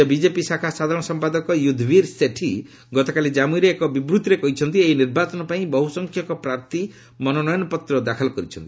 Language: Odia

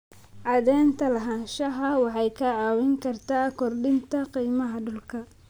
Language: Somali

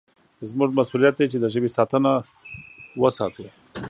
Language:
Pashto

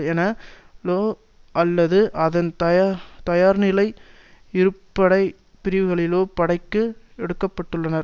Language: Tamil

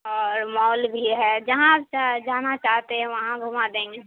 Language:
Urdu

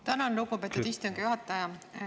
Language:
Estonian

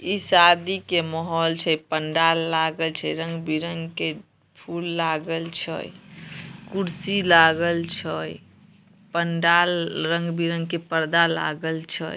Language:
Magahi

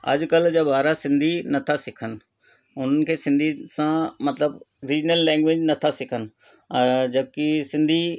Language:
Sindhi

